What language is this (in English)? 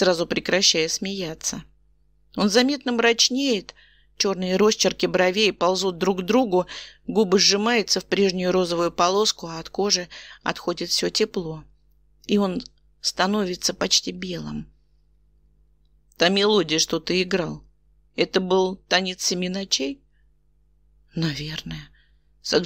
Russian